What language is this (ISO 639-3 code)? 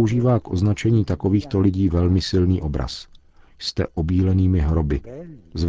ces